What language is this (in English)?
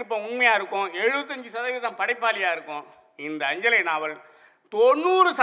Tamil